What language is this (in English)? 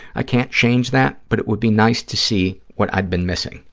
English